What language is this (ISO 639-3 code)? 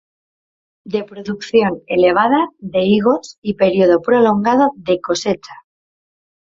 spa